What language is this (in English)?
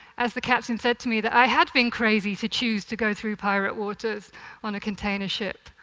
English